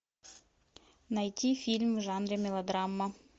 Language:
Russian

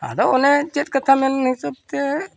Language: Santali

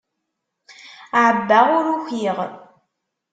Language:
Kabyle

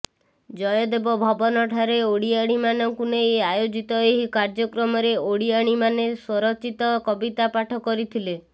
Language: Odia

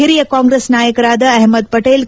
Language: Kannada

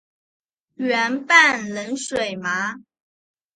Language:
Chinese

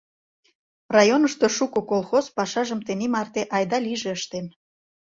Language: Mari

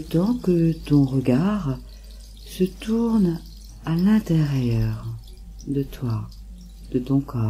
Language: French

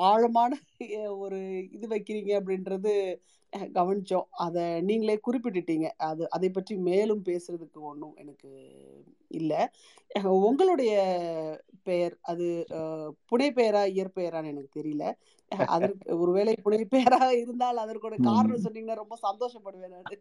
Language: Tamil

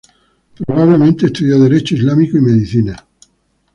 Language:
Spanish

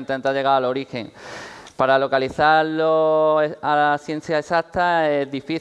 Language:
Spanish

